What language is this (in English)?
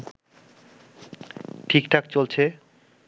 Bangla